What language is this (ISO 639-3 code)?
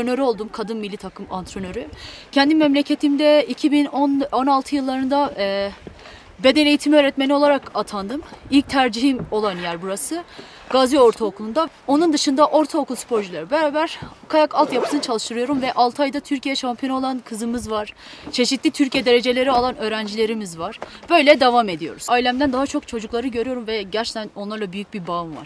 tur